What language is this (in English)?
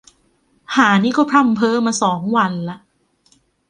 Thai